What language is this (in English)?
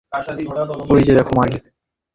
Bangla